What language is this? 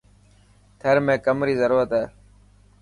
Dhatki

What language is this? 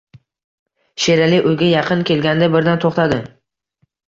Uzbek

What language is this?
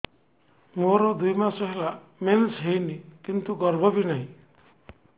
Odia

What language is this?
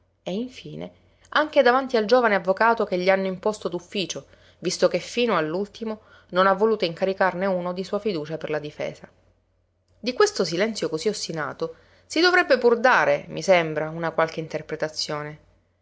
Italian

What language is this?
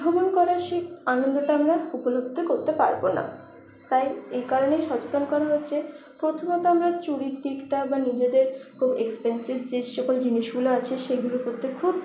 Bangla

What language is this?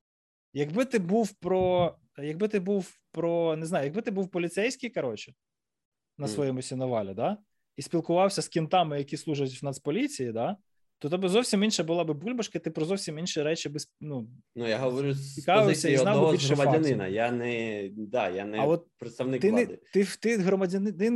Ukrainian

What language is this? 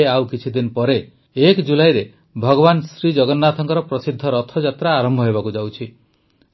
Odia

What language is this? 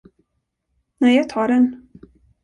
Swedish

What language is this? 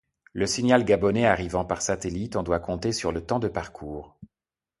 French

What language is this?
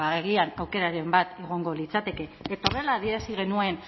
Basque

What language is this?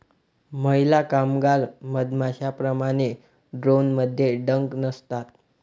Marathi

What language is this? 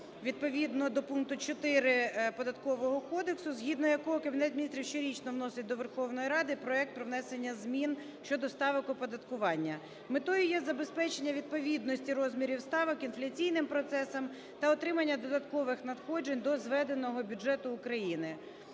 Ukrainian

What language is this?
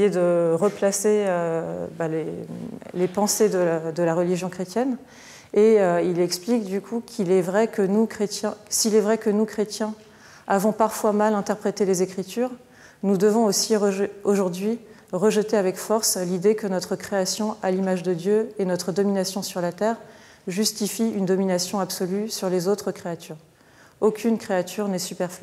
French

